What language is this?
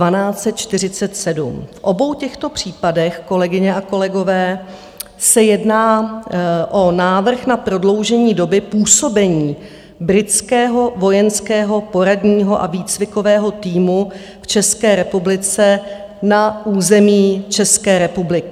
Czech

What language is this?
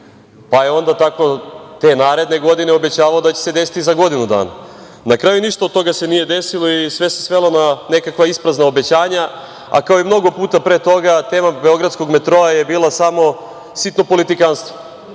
Serbian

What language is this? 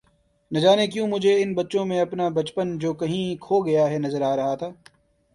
Urdu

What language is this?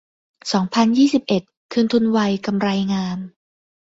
Thai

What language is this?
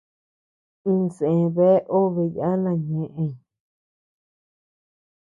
Tepeuxila Cuicatec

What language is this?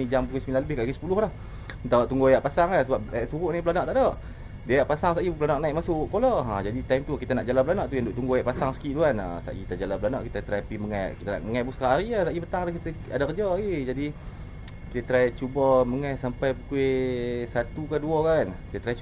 Malay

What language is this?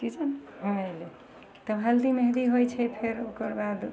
Maithili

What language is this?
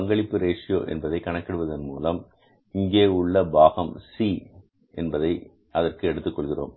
Tamil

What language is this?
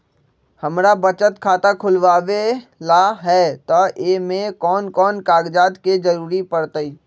Magahi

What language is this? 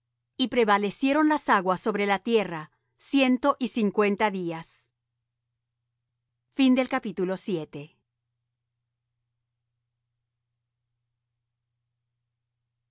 Spanish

